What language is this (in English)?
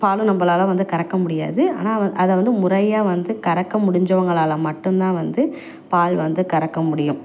Tamil